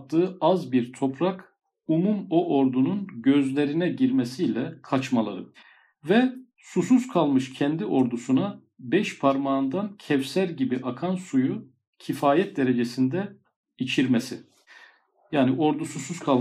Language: Turkish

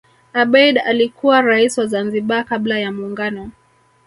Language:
Swahili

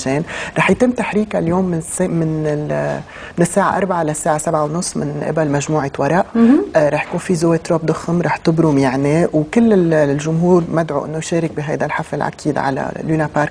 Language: Arabic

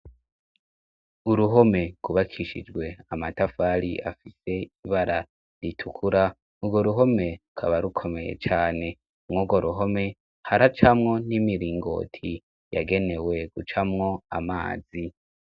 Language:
Rundi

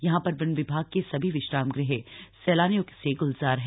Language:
Hindi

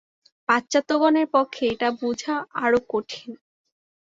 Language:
Bangla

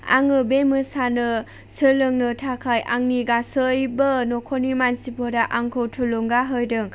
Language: Bodo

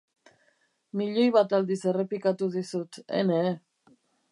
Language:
Basque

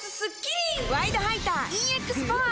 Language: Japanese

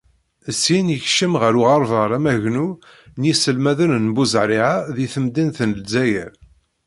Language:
Kabyle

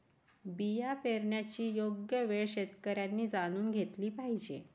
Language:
Marathi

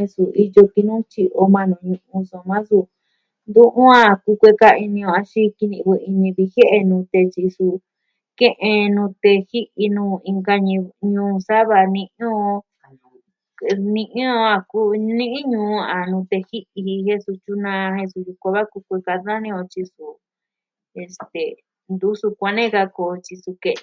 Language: Southwestern Tlaxiaco Mixtec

